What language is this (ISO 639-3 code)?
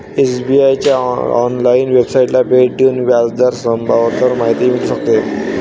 mar